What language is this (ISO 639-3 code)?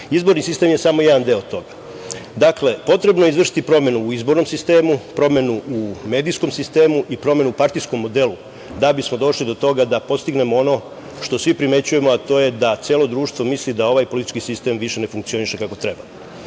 srp